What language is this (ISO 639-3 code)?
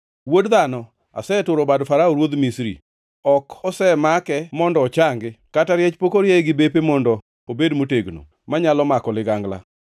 luo